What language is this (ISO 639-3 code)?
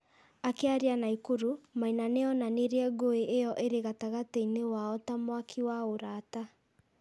kik